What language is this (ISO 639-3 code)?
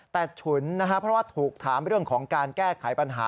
tha